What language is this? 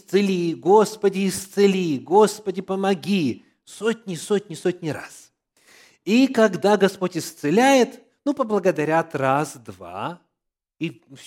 Russian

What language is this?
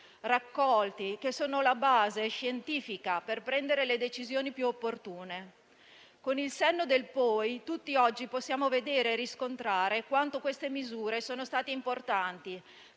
Italian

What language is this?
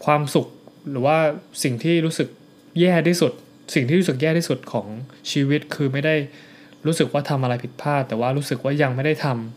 Thai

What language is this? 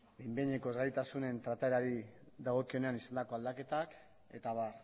Basque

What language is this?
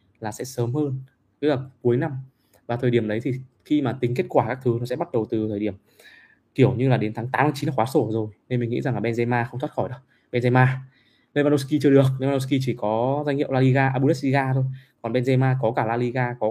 Vietnamese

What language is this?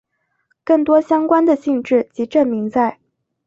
Chinese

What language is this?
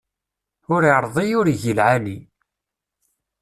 Kabyle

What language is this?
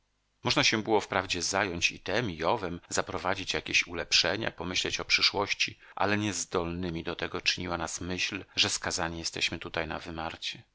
Polish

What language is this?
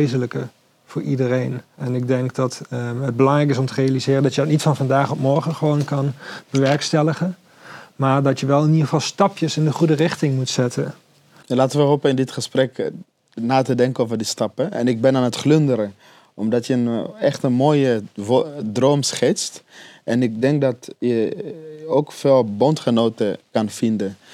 Dutch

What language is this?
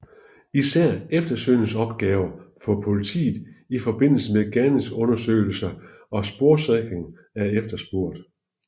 Danish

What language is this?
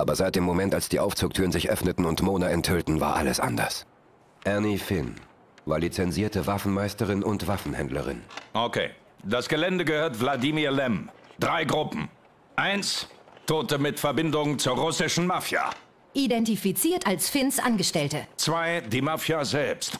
German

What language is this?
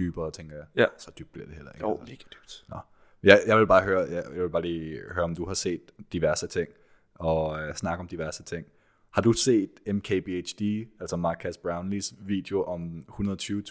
Danish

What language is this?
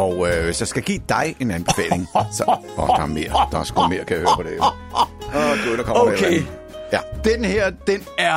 Danish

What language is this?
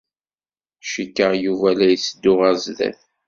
Kabyle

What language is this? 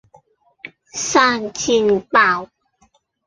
Cantonese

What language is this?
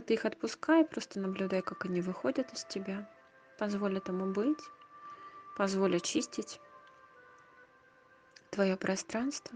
Russian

